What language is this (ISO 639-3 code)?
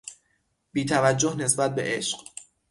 fas